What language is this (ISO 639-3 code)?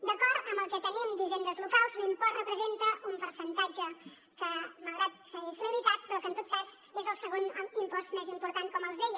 cat